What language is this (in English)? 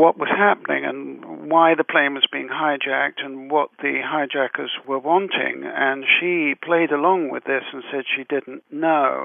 English